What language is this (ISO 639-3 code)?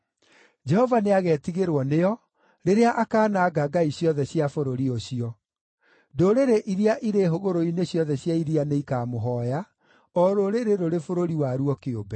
kik